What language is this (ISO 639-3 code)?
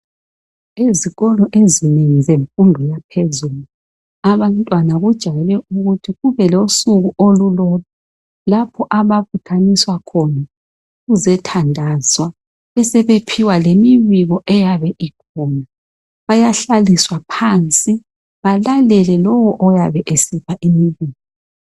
nde